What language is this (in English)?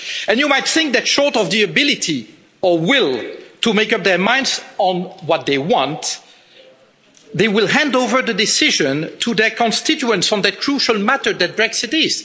English